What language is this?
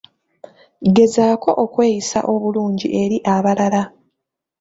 Ganda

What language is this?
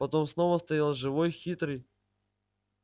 Russian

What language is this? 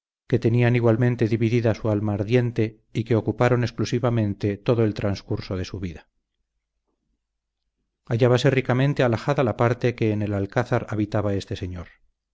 Spanish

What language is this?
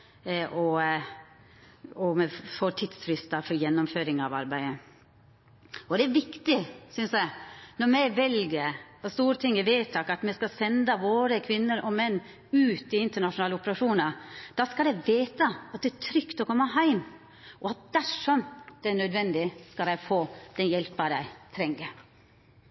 Norwegian Nynorsk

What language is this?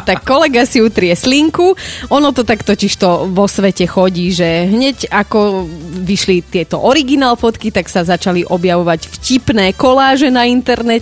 Slovak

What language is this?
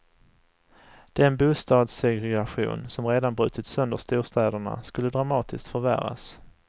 Swedish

